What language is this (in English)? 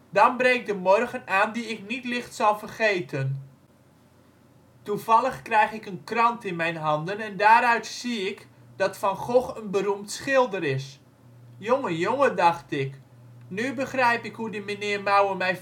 Dutch